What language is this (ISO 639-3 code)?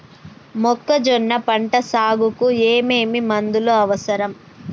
tel